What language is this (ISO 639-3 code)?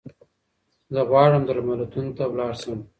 pus